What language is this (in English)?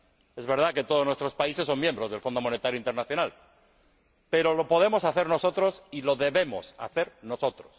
Spanish